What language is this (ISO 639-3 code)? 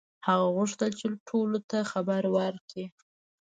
pus